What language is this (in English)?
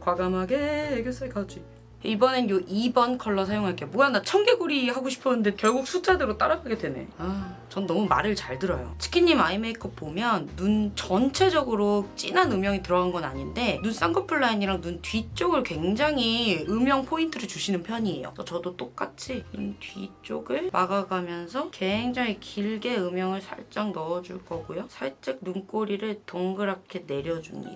Korean